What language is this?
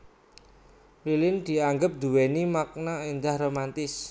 Javanese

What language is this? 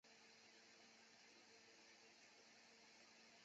Chinese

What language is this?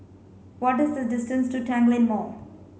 English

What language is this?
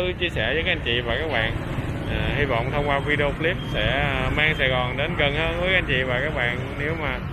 Vietnamese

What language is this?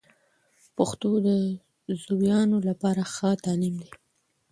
Pashto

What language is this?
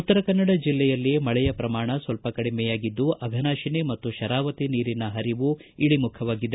Kannada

